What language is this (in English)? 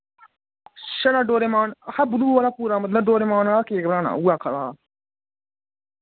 Dogri